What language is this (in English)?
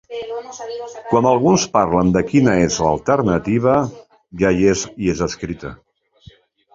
Catalan